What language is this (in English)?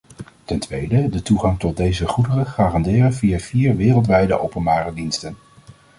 Dutch